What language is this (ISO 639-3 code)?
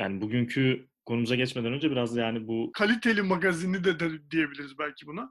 tur